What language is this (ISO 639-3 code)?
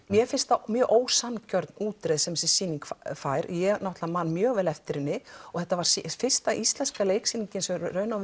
isl